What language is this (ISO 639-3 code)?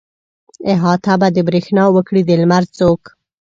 pus